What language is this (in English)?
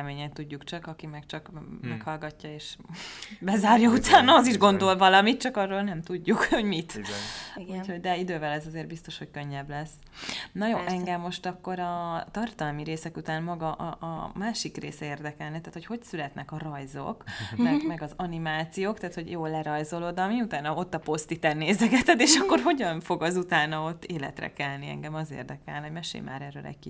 Hungarian